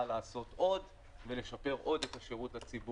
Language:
Hebrew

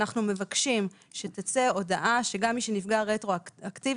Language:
Hebrew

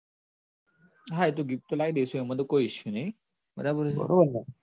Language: Gujarati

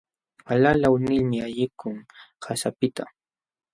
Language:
Jauja Wanca Quechua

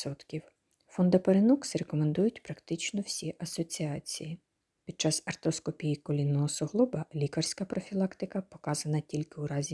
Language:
Ukrainian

